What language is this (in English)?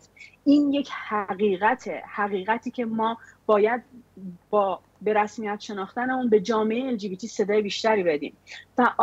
Persian